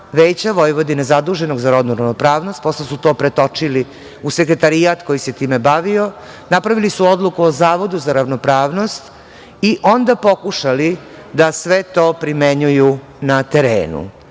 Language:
Serbian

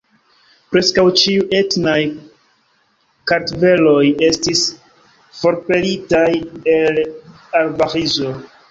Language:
Esperanto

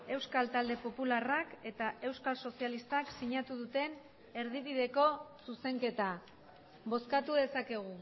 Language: Basque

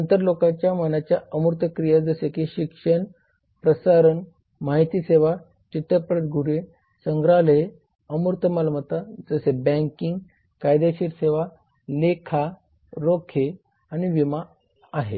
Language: Marathi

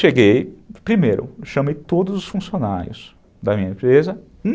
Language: Portuguese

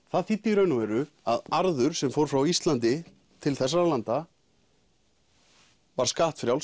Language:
Icelandic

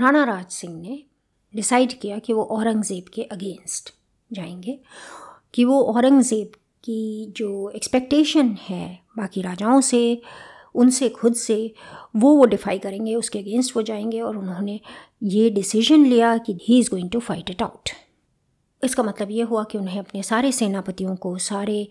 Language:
Hindi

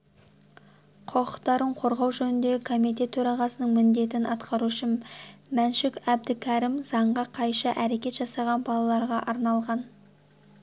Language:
Kazakh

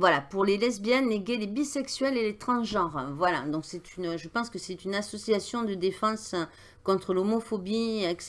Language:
French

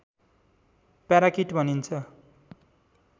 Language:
Nepali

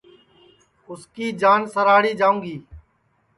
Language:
Sansi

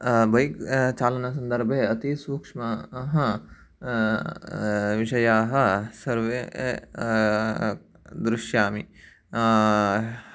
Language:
Sanskrit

